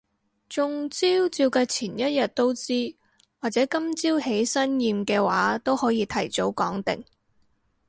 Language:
Cantonese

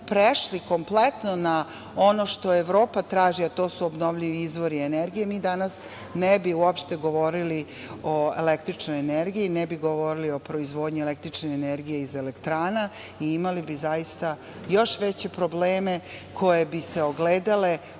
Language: Serbian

